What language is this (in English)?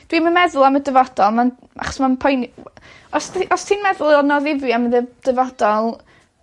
Welsh